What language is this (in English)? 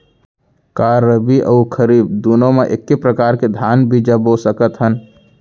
Chhattisgarhi